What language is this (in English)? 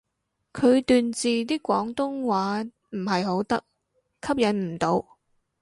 Cantonese